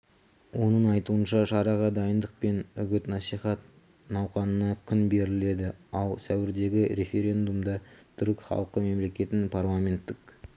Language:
Kazakh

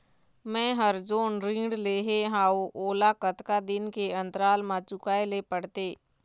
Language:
Chhattisgarhi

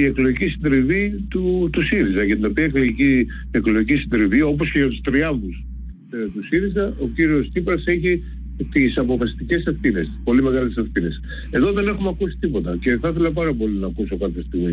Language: Greek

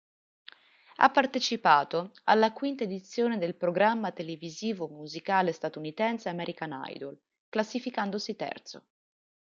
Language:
Italian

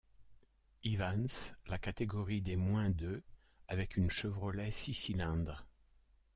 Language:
French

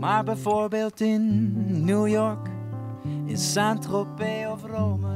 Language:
Dutch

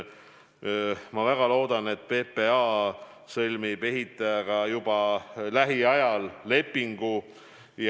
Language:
Estonian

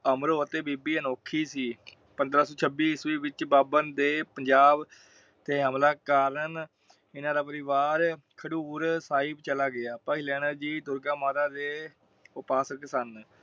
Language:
Punjabi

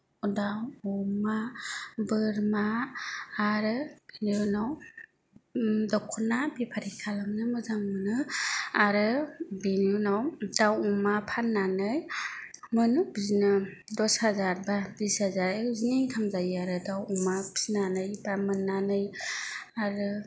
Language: Bodo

